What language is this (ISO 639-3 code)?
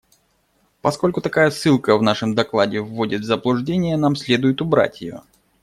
rus